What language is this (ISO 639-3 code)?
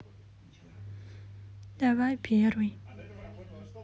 rus